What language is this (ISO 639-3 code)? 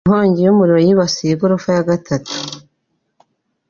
kin